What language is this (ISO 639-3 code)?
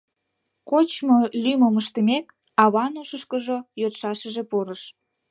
chm